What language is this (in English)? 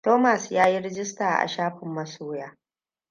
Hausa